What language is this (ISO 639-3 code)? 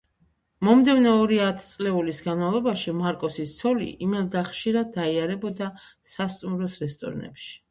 kat